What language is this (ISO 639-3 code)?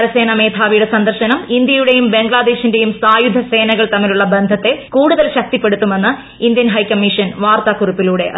mal